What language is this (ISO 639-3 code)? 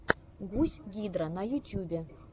rus